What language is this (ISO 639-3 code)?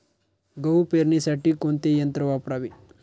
mar